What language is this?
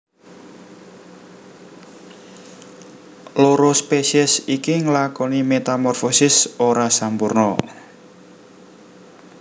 Javanese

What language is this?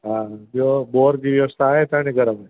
Sindhi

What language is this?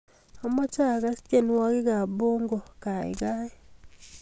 Kalenjin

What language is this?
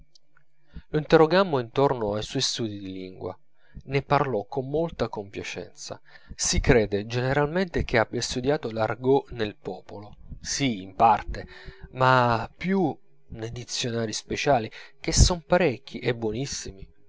Italian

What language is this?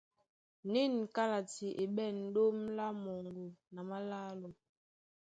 Duala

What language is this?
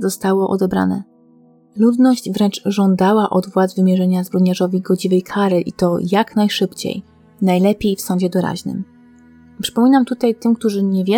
Polish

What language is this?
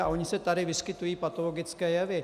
Czech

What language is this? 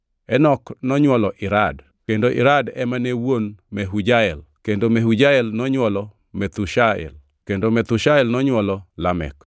Luo (Kenya and Tanzania)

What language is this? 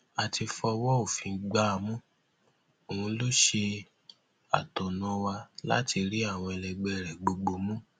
Yoruba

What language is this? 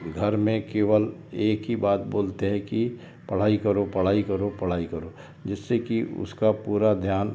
Hindi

